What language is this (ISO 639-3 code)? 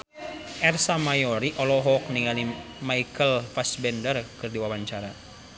sun